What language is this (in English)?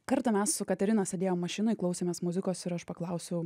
Lithuanian